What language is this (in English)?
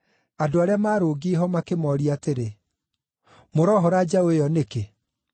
Kikuyu